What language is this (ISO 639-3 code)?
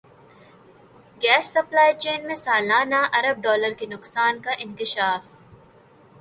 urd